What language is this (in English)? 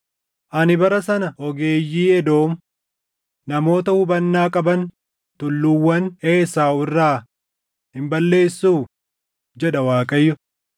Oromo